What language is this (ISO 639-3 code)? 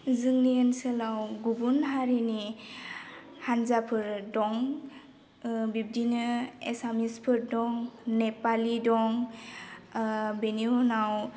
brx